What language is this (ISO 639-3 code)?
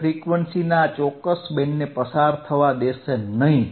guj